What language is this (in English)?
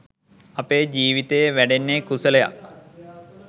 Sinhala